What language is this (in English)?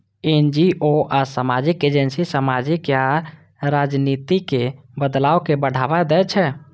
Maithili